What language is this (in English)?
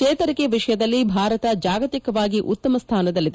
Kannada